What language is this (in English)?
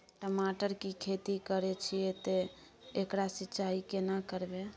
Maithili